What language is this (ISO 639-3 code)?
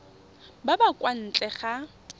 tsn